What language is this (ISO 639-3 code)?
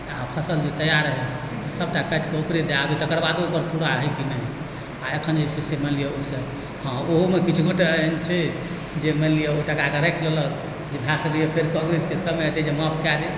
mai